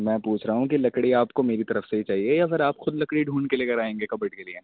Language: Urdu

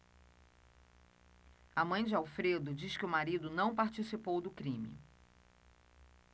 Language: Portuguese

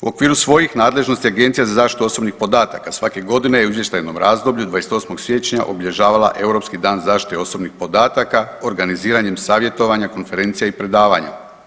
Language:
Croatian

